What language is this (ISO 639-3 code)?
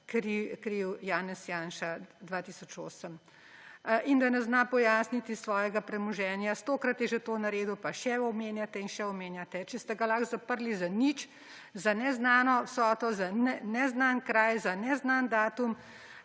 slv